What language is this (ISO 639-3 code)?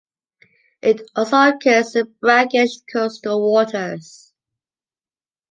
eng